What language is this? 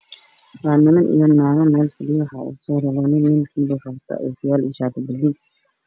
Somali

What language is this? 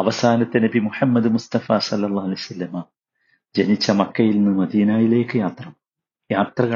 Malayalam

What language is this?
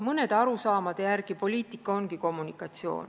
Estonian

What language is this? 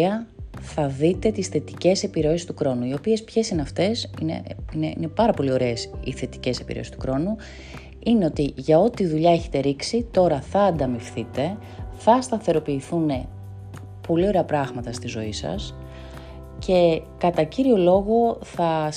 Greek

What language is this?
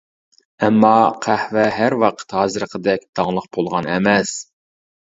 Uyghur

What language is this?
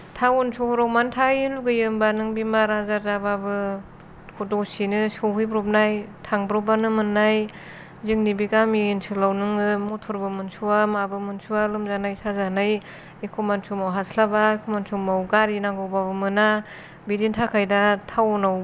Bodo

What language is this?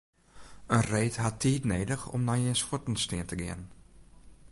Western Frisian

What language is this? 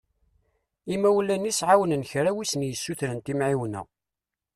Kabyle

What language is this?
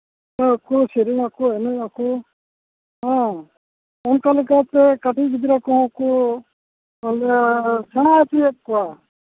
Santali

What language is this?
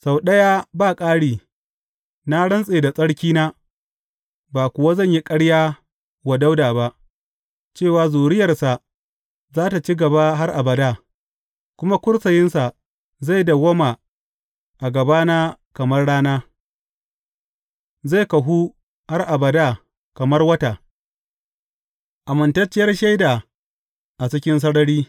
Hausa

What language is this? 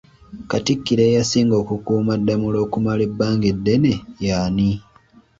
Ganda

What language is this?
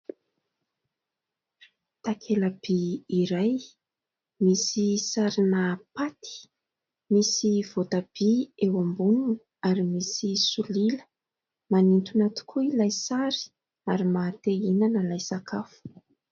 Malagasy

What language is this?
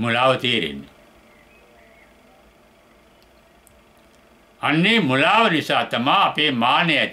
Turkish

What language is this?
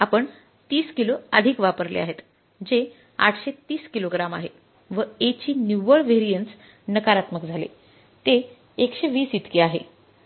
Marathi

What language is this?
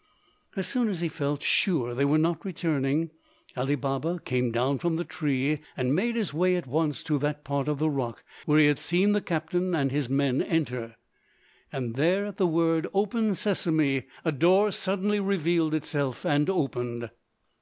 English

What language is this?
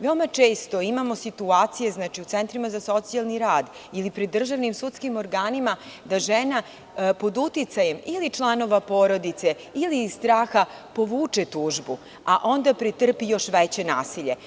Serbian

